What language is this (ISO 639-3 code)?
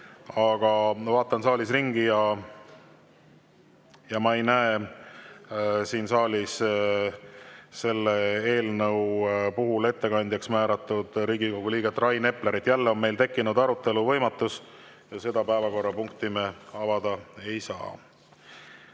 est